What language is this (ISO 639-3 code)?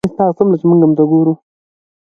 pus